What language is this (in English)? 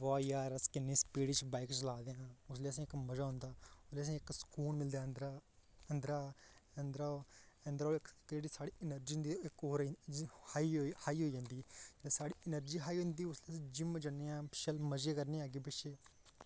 Dogri